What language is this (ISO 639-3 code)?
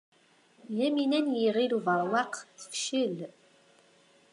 kab